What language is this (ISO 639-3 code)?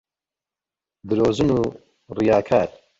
ckb